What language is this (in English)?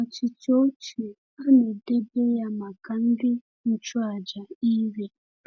Igbo